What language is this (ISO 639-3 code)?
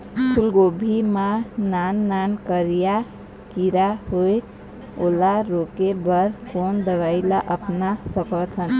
hne